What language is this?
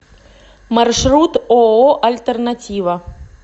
Russian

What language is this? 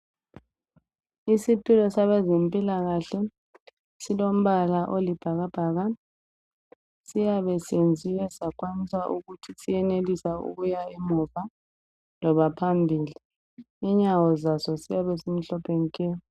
North Ndebele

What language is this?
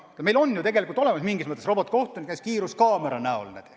Estonian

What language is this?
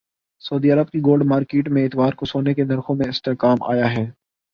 Urdu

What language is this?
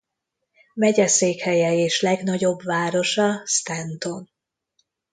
Hungarian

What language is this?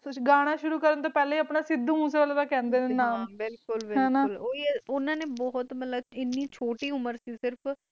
Punjabi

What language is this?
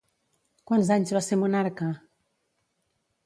Catalan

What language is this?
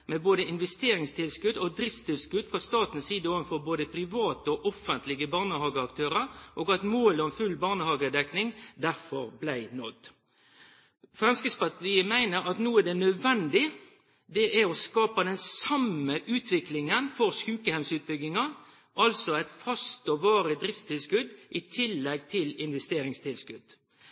Norwegian Bokmål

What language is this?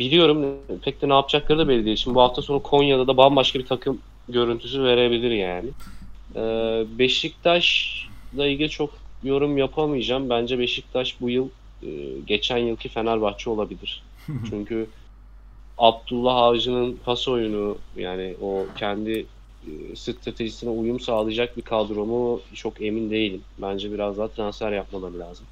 Turkish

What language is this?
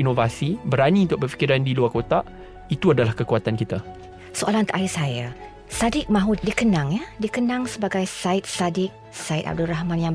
Malay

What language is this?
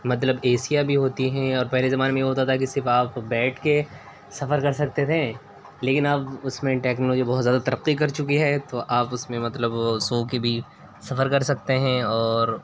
Urdu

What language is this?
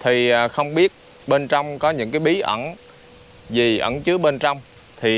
Vietnamese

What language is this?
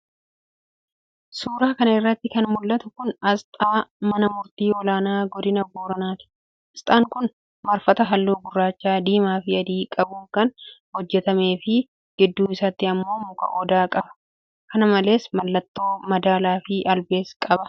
Oromo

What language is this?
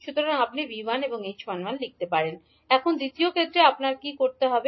Bangla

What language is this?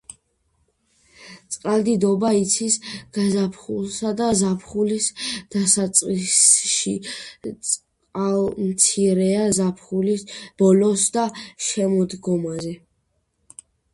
Georgian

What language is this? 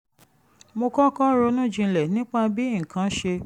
Yoruba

